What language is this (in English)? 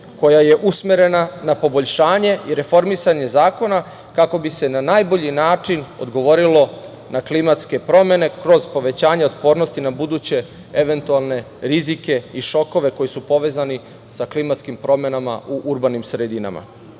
Serbian